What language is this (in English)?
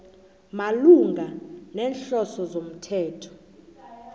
South Ndebele